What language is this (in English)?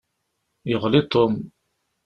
Kabyle